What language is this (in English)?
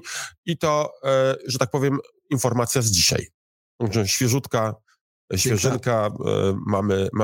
Polish